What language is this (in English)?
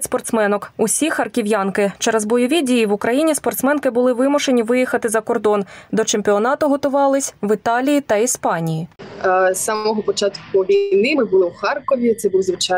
Ukrainian